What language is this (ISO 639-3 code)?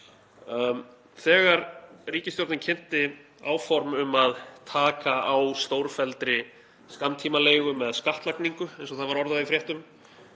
isl